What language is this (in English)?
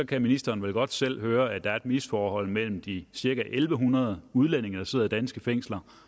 Danish